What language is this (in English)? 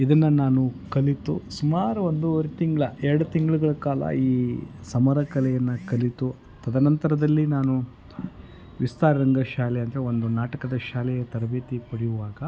Kannada